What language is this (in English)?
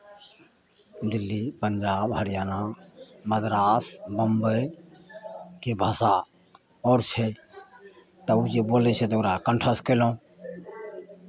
Maithili